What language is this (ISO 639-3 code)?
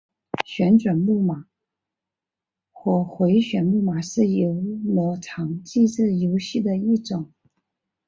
zho